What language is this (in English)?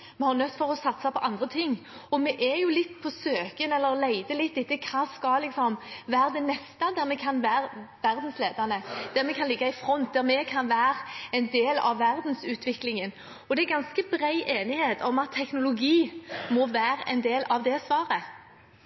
Norwegian Bokmål